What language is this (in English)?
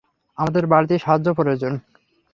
Bangla